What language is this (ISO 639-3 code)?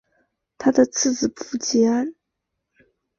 zho